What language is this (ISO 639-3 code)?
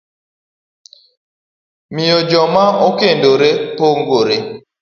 luo